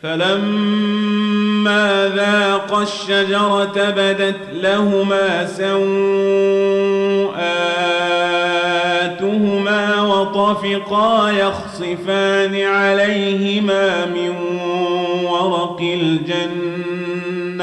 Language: Arabic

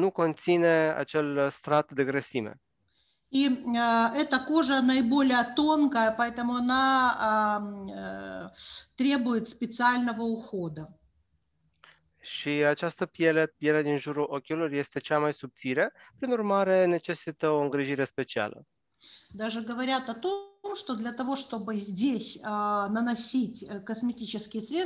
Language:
Romanian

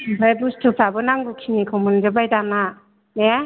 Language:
Bodo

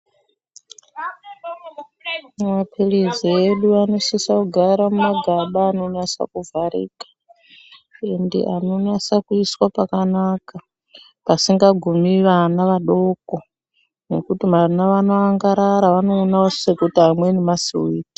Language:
Ndau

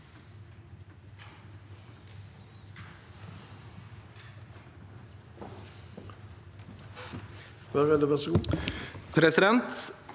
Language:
Norwegian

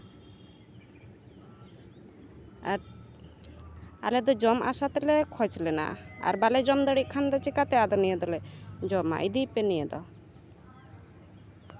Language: Santali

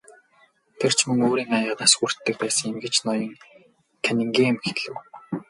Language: Mongolian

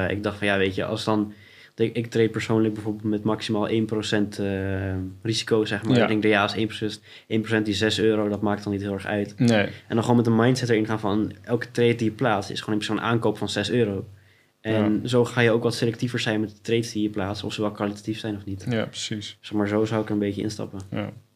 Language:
Dutch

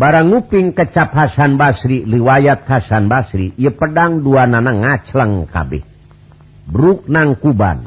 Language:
Indonesian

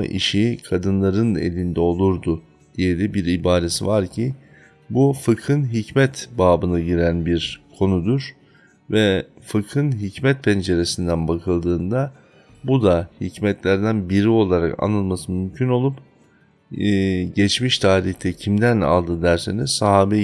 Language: Turkish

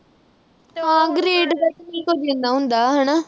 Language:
Punjabi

